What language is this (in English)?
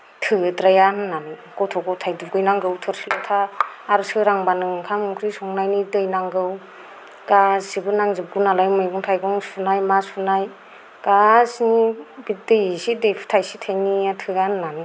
Bodo